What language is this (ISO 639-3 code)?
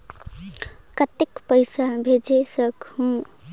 hne